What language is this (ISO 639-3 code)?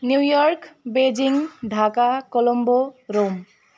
nep